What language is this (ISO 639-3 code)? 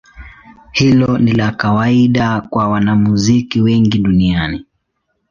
swa